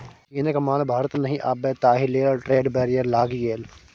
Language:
Maithili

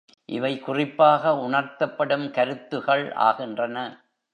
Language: Tamil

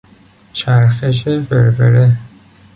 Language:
Persian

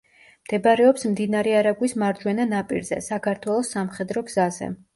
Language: Georgian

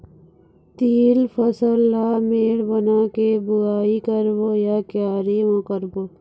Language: Chhattisgarhi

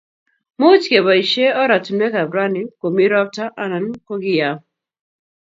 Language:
Kalenjin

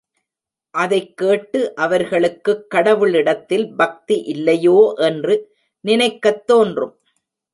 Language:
Tamil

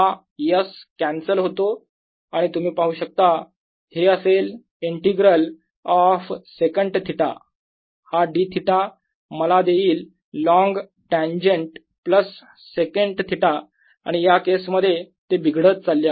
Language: Marathi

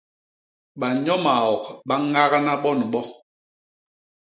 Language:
Basaa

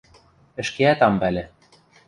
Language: Western Mari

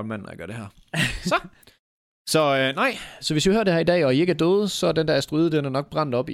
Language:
Danish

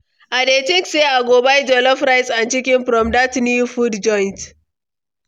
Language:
Nigerian Pidgin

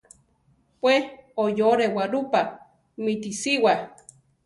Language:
Central Tarahumara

